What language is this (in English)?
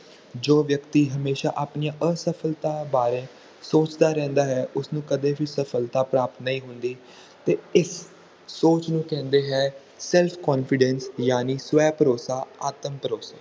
Punjabi